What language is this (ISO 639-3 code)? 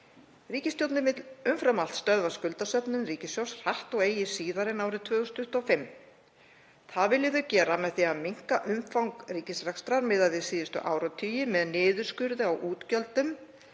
isl